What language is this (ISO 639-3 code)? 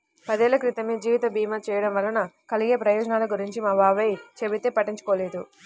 tel